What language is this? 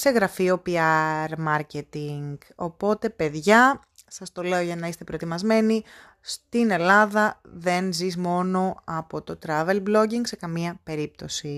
Greek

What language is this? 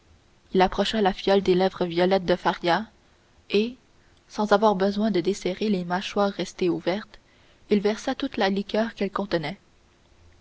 French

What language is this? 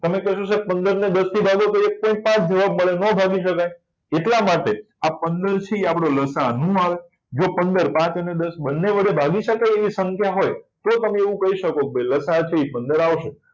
Gujarati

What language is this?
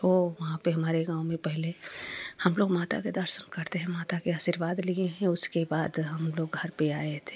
Hindi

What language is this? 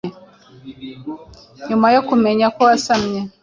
Kinyarwanda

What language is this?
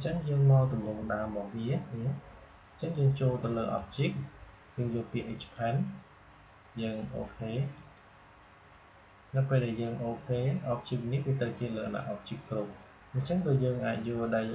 Vietnamese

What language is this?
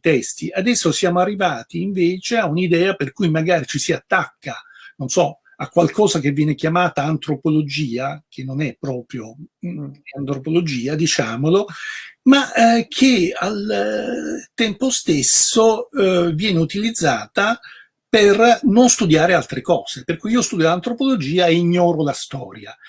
Italian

